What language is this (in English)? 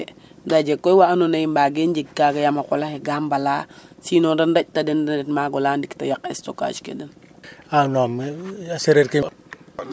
Serer